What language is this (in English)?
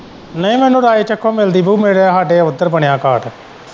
Punjabi